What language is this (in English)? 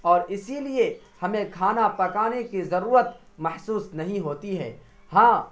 Urdu